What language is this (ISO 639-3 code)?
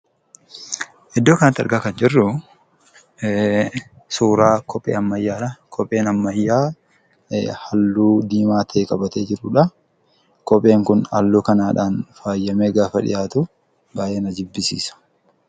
orm